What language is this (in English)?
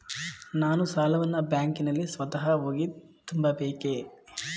Kannada